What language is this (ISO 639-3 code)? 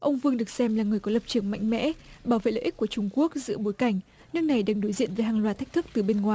vie